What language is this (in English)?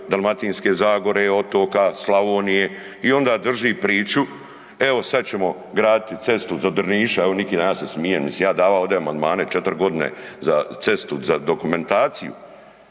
Croatian